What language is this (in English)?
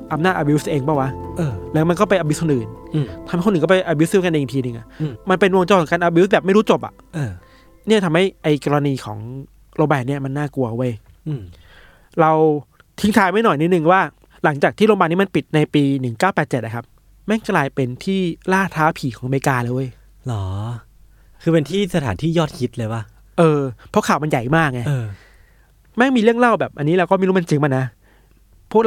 Thai